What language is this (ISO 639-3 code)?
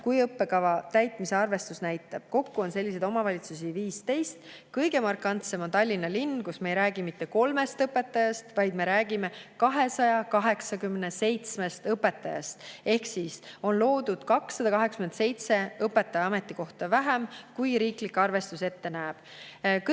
est